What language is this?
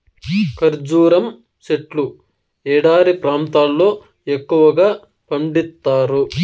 Telugu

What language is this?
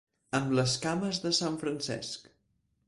Catalan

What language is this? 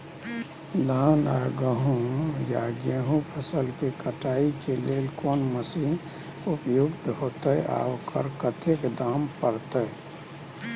Maithili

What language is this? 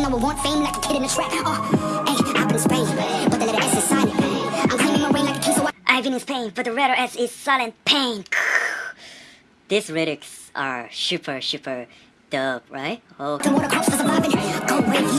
English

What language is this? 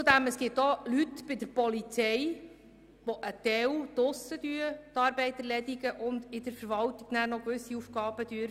Swiss German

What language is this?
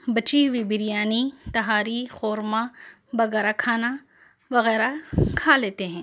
Urdu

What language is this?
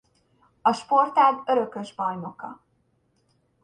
Hungarian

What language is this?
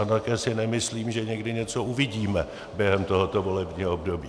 Czech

